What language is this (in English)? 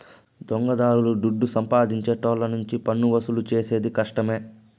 Telugu